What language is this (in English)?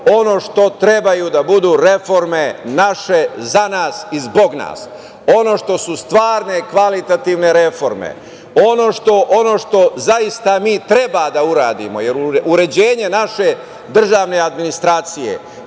Serbian